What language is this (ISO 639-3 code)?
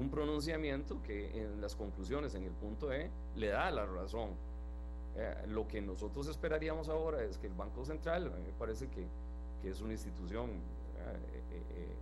spa